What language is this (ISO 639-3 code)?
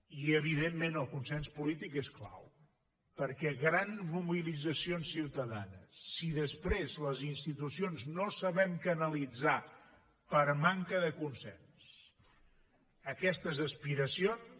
cat